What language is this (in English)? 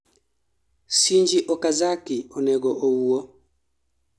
Luo (Kenya and Tanzania)